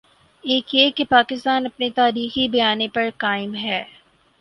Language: Urdu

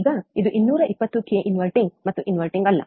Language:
Kannada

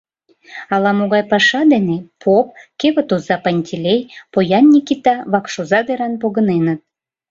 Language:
Mari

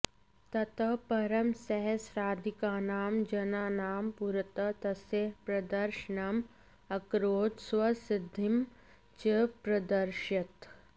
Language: Sanskrit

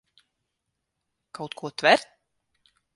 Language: Latvian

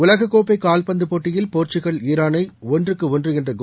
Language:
Tamil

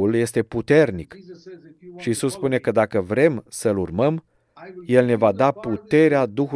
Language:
Romanian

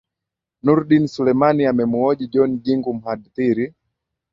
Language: Swahili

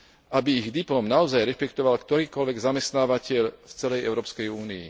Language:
Slovak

